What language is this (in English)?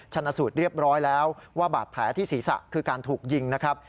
Thai